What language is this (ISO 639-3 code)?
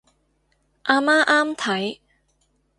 yue